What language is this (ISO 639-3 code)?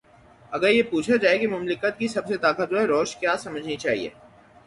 urd